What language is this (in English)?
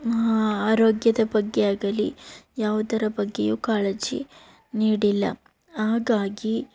Kannada